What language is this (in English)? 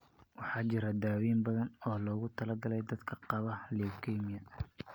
Somali